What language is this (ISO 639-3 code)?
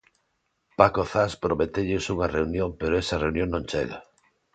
glg